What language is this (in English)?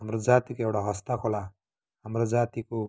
Nepali